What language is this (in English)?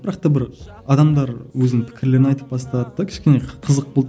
Kazakh